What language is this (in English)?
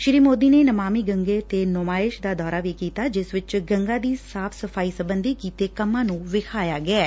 Punjabi